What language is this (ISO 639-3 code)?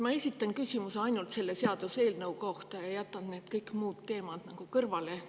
est